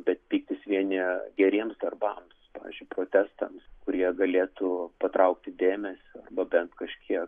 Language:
Lithuanian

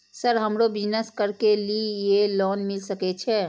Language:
Maithili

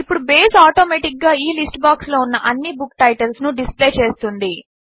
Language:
Telugu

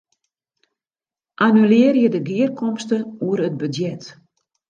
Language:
Western Frisian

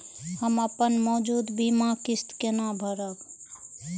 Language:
Maithili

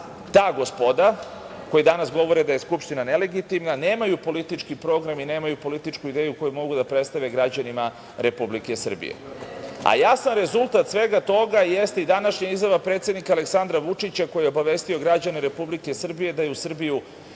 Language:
Serbian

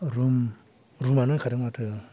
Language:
Bodo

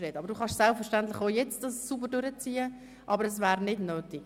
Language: Swiss German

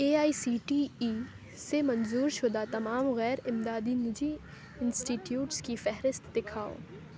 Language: Urdu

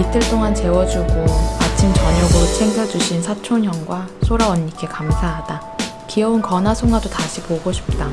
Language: Korean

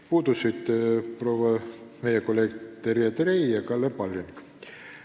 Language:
Estonian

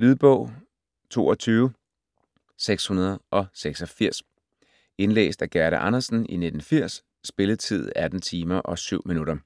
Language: Danish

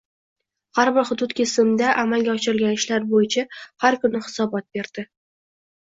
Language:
Uzbek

